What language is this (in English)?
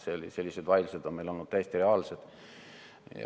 Estonian